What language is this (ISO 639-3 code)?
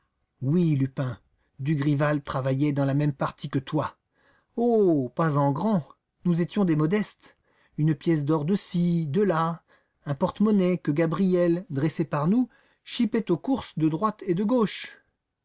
fra